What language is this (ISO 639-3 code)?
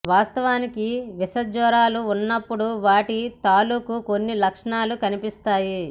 tel